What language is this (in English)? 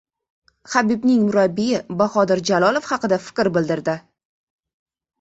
Uzbek